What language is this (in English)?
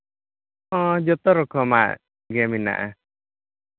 Santali